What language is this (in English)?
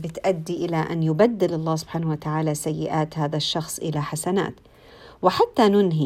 Arabic